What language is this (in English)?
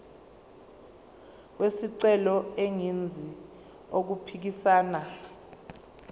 Zulu